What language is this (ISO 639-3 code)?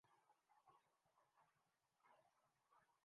urd